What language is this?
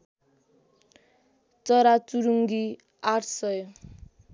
Nepali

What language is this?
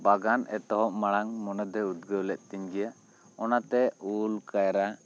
Santali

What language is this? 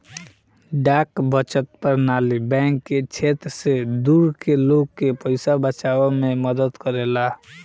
Bhojpuri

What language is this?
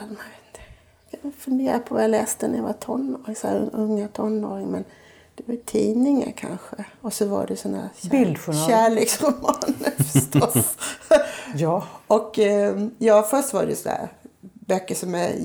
Swedish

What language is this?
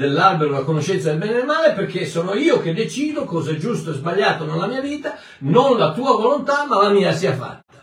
Italian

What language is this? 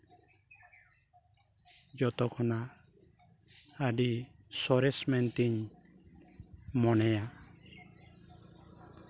Santali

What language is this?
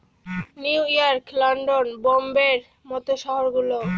Bangla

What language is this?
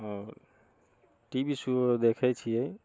Maithili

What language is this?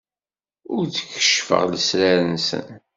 Kabyle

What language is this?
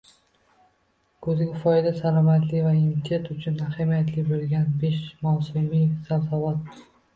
Uzbek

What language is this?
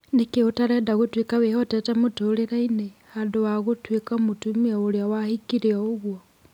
Kikuyu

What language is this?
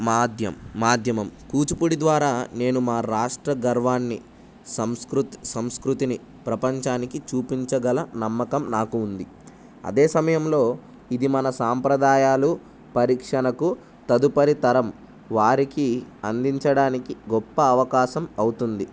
Telugu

